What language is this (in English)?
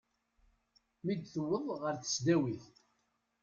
Kabyle